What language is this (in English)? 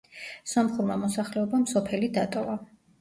Georgian